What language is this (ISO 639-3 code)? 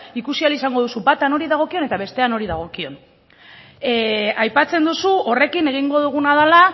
eus